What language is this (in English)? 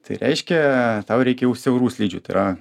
Lithuanian